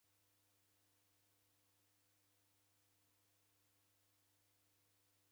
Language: Taita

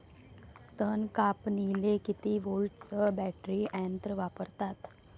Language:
Marathi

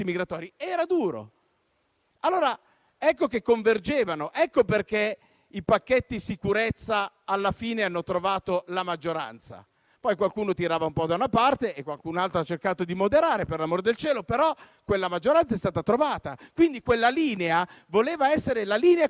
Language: Italian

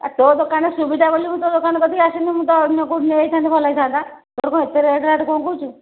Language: Odia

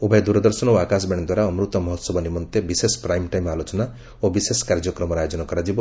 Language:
Odia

